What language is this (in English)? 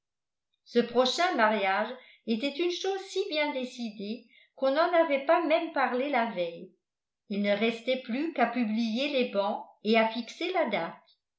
French